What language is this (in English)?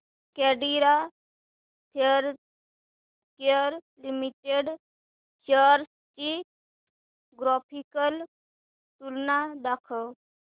Marathi